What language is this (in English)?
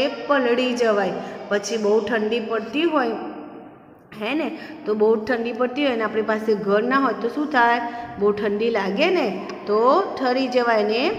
Hindi